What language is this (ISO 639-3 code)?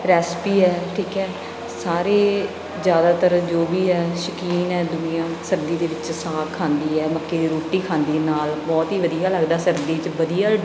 pan